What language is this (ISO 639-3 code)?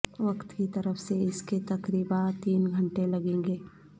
urd